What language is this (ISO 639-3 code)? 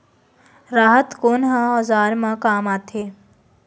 hne